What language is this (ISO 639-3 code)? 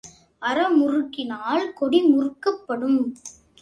tam